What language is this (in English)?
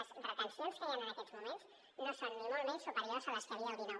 Catalan